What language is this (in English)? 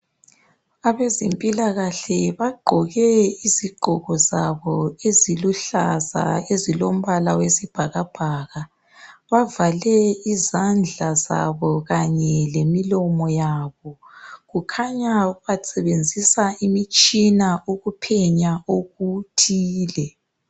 North Ndebele